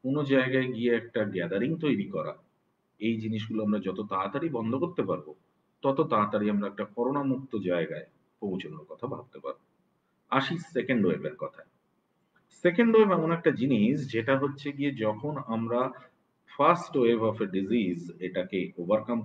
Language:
Romanian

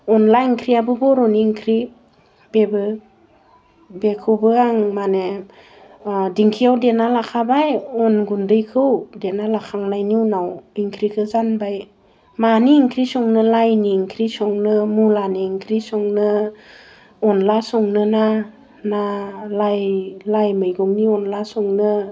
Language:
Bodo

